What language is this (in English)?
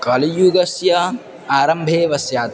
Sanskrit